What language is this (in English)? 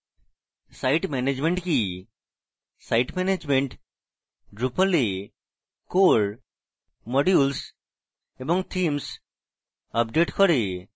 Bangla